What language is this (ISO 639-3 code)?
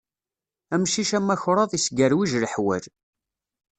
kab